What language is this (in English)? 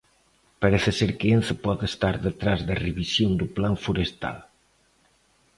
Galician